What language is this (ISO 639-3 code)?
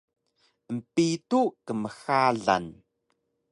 trv